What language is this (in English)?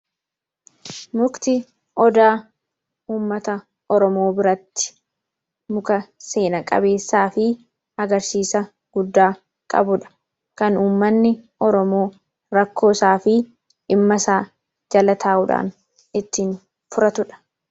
Oromo